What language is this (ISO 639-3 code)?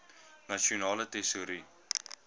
afr